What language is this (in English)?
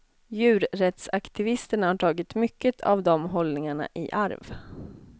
Swedish